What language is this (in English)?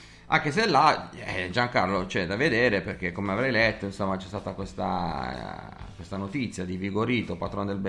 Italian